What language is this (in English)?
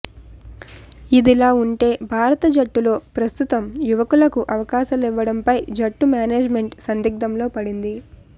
Telugu